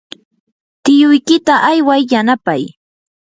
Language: Yanahuanca Pasco Quechua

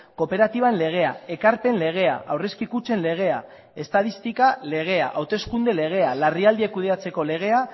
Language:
Basque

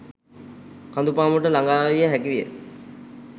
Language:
Sinhala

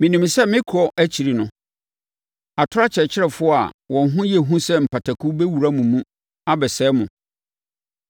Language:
Akan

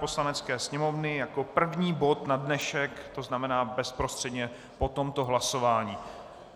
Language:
Czech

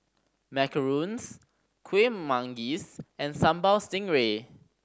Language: English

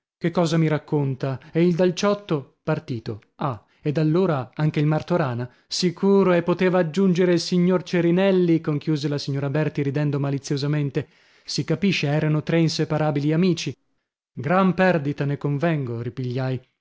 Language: Italian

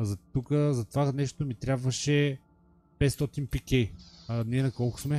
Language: Bulgarian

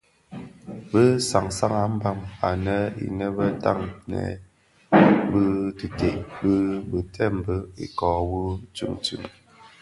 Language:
Bafia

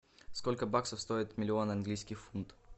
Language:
Russian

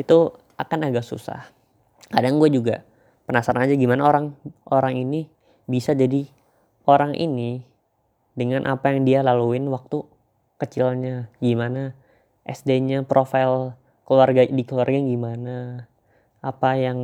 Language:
Indonesian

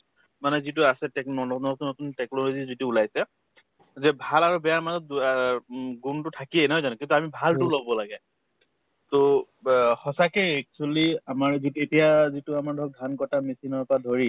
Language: Assamese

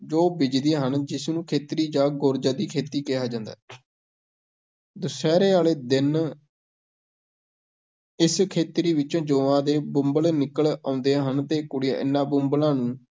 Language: Punjabi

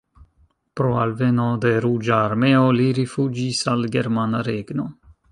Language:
Esperanto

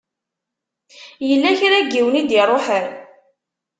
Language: Kabyle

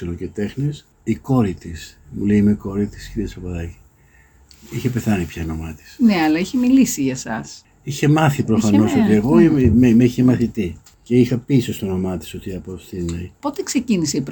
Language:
Greek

